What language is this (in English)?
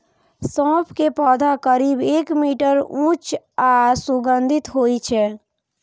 Maithili